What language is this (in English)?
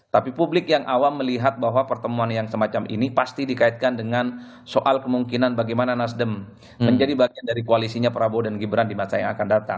Indonesian